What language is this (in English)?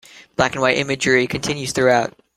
English